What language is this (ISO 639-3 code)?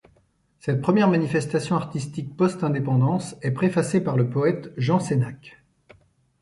fra